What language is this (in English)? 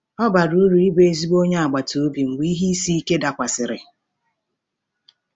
Igbo